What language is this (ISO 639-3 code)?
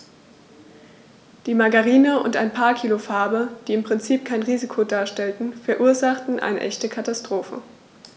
deu